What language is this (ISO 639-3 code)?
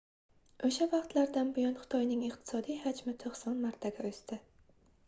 uzb